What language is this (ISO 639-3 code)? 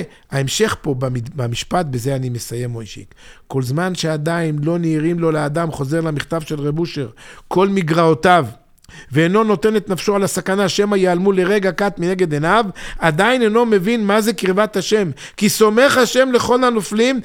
heb